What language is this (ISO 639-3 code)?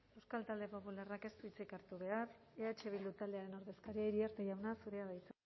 eus